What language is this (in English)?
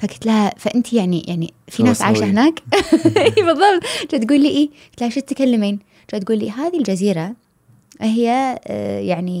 Arabic